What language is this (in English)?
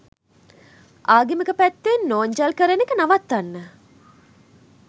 Sinhala